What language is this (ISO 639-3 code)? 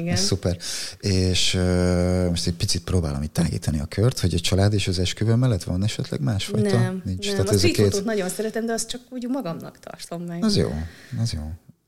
hun